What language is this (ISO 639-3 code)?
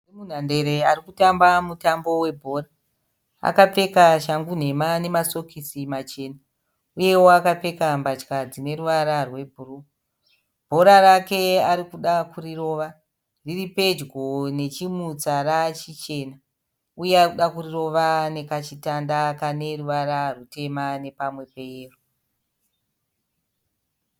sna